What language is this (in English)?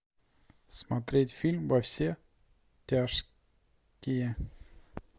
Russian